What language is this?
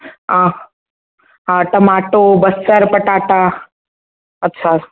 Sindhi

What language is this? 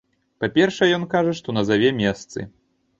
Belarusian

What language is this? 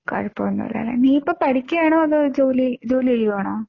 Malayalam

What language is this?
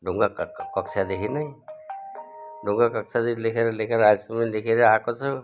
Nepali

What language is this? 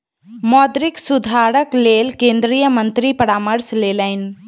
Maithili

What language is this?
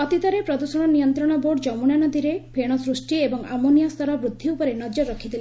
Odia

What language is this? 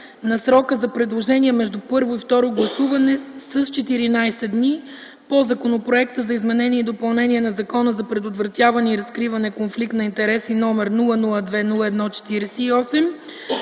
Bulgarian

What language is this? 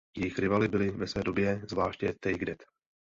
Czech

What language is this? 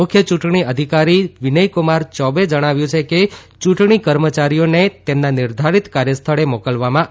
Gujarati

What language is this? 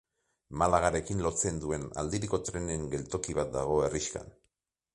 Basque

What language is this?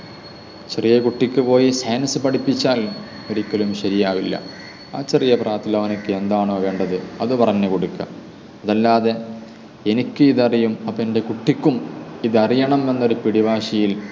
Malayalam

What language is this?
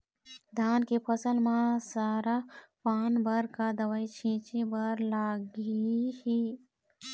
Chhattisgarhi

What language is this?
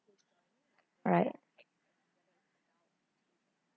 English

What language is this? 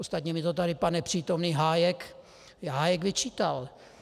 Czech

